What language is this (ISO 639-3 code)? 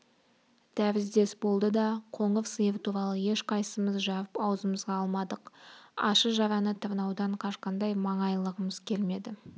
kaz